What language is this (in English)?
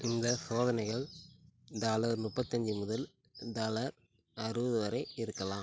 Tamil